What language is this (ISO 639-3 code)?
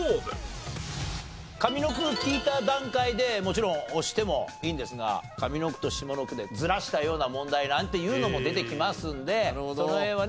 jpn